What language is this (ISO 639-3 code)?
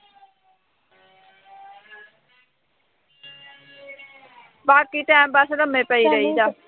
pan